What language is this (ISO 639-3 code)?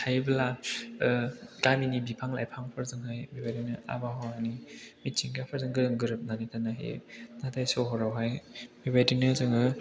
brx